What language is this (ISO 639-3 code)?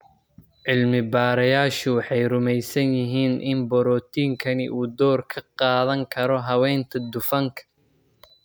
som